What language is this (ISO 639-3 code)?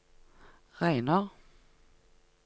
nor